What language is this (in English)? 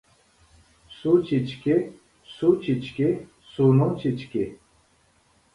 Uyghur